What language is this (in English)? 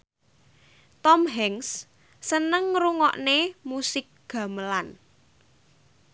Javanese